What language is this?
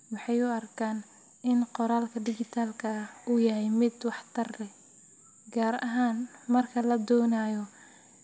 Somali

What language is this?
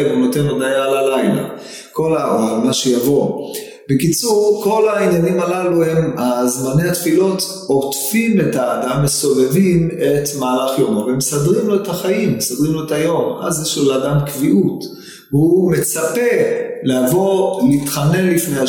Hebrew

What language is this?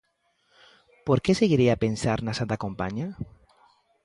Galician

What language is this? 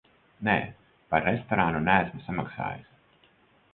Latvian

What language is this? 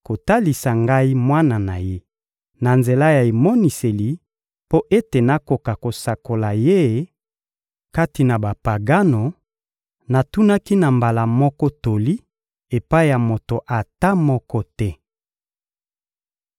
Lingala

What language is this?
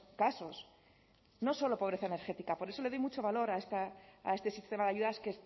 Spanish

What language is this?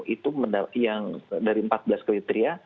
Indonesian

